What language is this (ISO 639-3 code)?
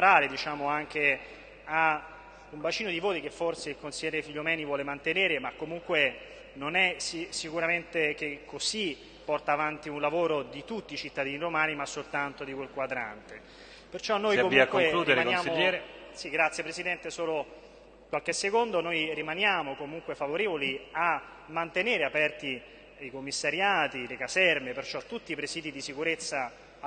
ita